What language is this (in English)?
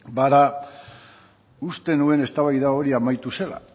Basque